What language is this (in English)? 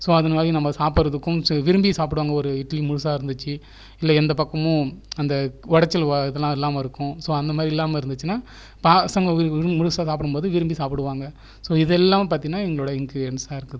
Tamil